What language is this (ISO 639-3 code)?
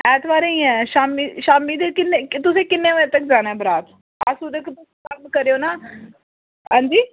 doi